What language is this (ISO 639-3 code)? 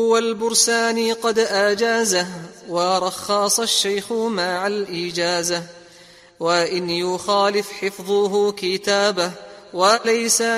ara